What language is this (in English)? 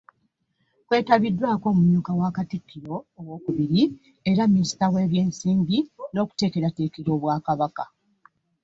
Ganda